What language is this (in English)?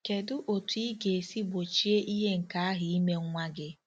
Igbo